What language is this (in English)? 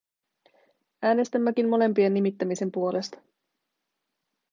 Finnish